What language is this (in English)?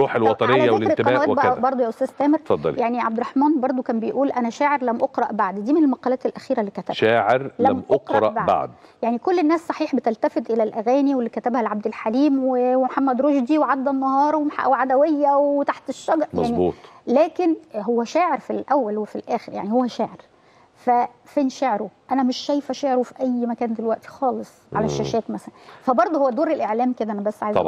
Arabic